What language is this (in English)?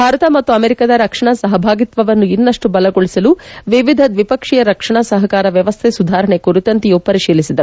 Kannada